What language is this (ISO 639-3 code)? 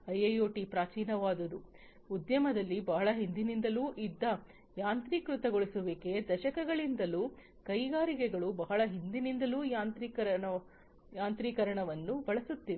kan